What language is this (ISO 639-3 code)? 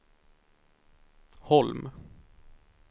swe